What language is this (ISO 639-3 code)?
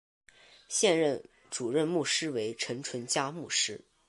zho